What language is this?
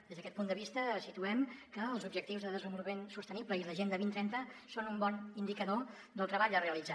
Catalan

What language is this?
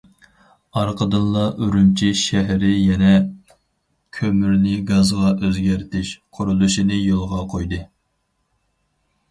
Uyghur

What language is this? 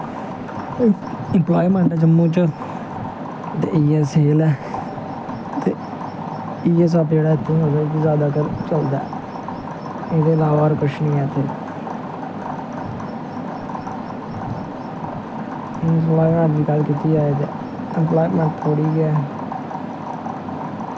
Dogri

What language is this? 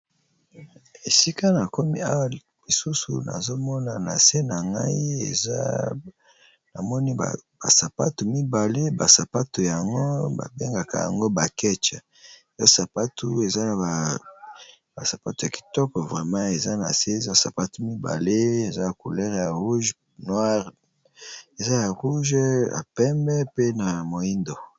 Lingala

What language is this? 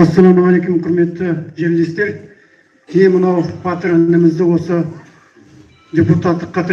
Turkish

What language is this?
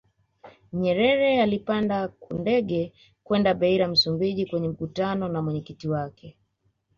Swahili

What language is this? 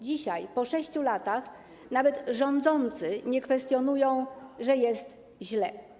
Polish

